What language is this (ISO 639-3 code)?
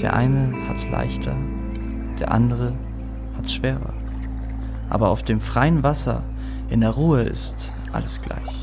deu